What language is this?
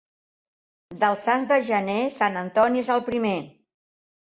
Catalan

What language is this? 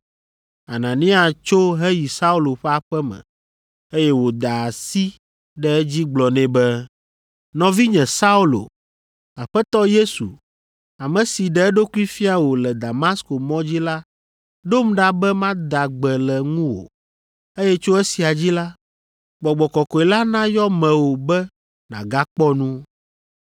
Ewe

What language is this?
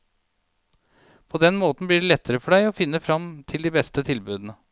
Norwegian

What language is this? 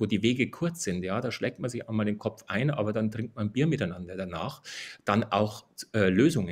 German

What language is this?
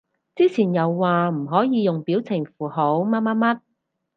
Cantonese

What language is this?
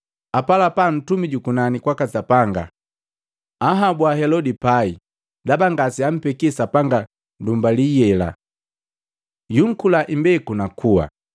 Matengo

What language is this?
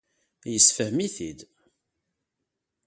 Kabyle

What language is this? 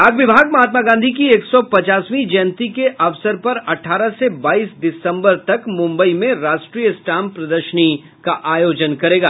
Hindi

